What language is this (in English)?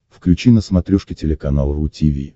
Russian